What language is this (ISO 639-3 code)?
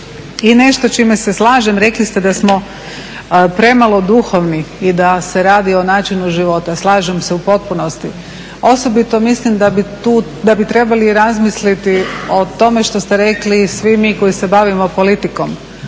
hrv